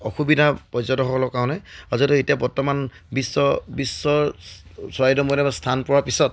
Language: Assamese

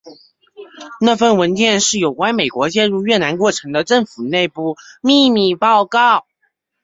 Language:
Chinese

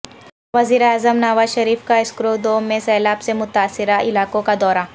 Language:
Urdu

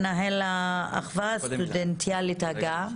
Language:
Hebrew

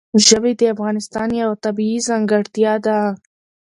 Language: Pashto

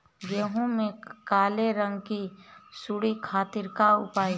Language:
Bhojpuri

